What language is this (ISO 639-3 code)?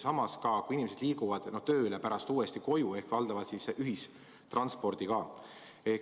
est